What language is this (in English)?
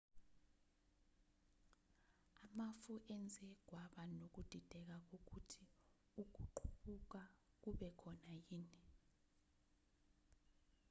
Zulu